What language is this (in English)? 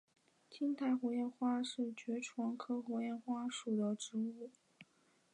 Chinese